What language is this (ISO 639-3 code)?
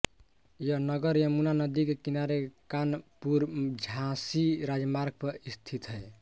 hin